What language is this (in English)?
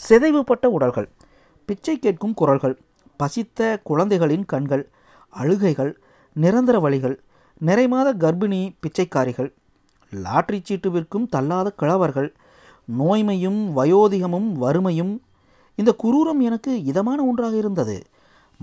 Tamil